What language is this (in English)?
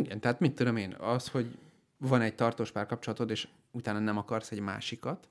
Hungarian